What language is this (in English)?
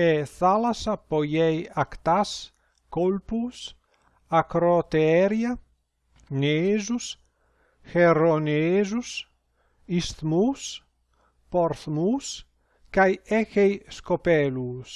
Greek